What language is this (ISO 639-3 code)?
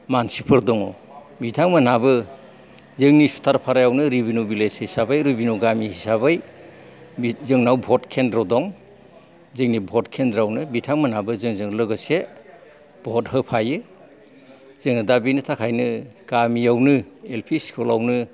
brx